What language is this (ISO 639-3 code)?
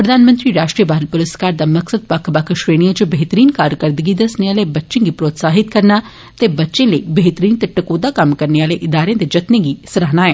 doi